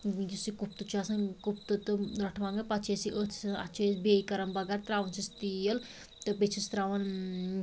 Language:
Kashmiri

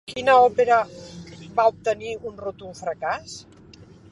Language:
Catalan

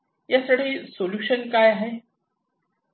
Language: Marathi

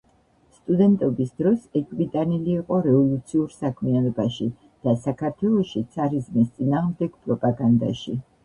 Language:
Georgian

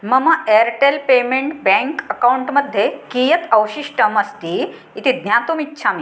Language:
Sanskrit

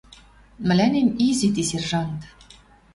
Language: Western Mari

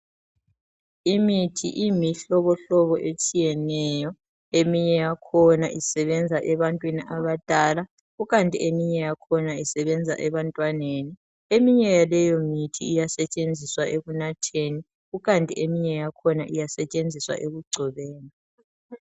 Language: North Ndebele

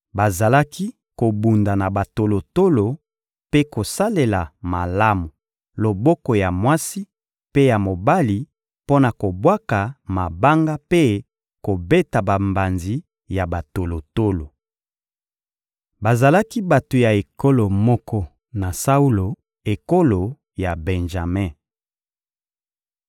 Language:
Lingala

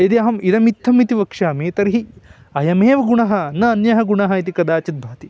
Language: Sanskrit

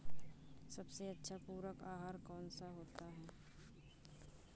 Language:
Hindi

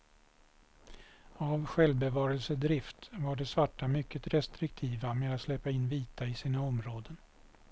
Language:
Swedish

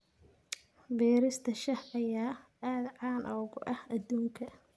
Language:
Somali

